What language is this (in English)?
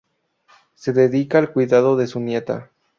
Spanish